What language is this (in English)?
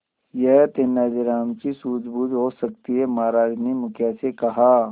Hindi